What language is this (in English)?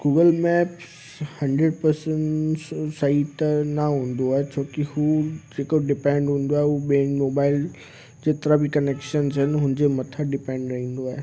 Sindhi